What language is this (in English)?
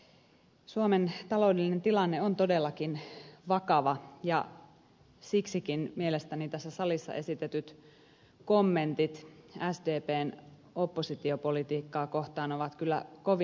Finnish